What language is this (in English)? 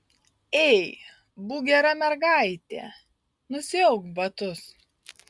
Lithuanian